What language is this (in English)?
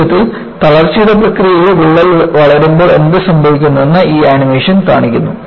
Malayalam